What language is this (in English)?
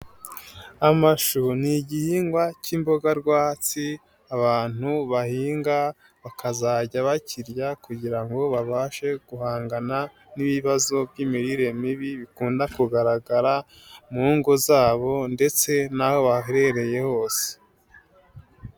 Kinyarwanda